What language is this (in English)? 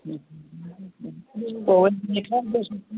Sindhi